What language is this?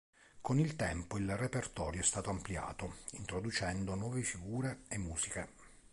Italian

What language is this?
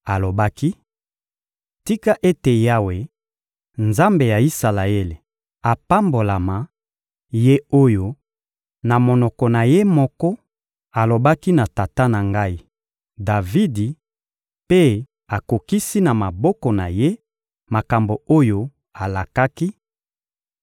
Lingala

